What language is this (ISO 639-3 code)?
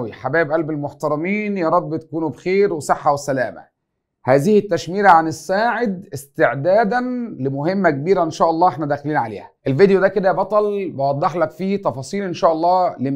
ara